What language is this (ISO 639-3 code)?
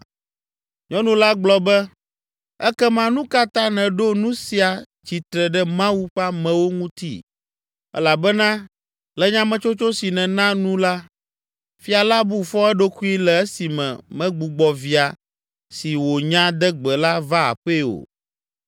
ewe